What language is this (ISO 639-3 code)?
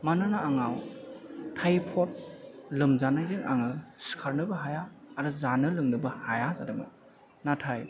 brx